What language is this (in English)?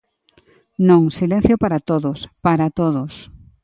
Galician